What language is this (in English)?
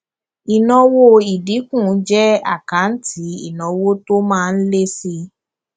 Yoruba